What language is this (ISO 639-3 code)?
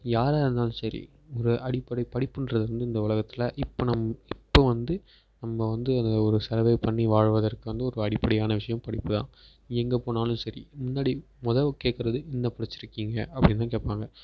tam